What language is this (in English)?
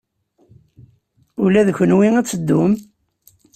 Kabyle